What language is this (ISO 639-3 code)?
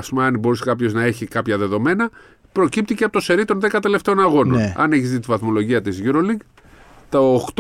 ell